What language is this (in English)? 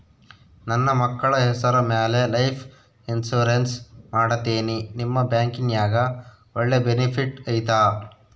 Kannada